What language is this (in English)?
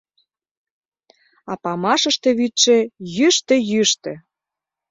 Mari